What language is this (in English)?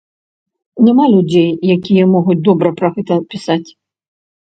Belarusian